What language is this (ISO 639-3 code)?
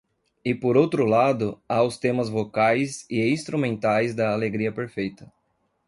por